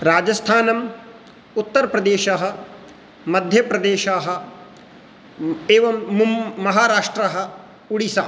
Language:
Sanskrit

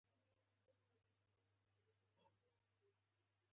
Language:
Pashto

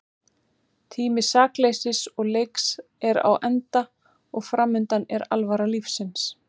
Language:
Icelandic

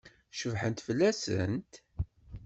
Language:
Kabyle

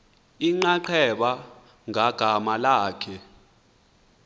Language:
Xhosa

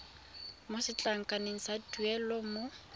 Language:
Tswana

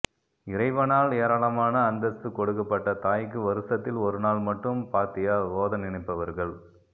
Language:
Tamil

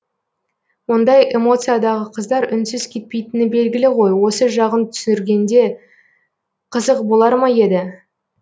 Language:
Kazakh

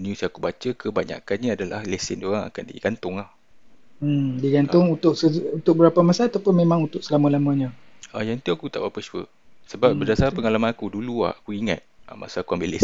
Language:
Malay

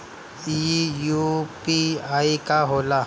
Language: Bhojpuri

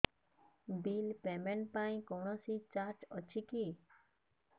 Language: Odia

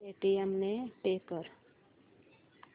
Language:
Marathi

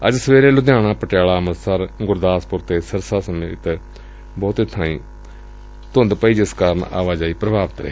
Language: Punjabi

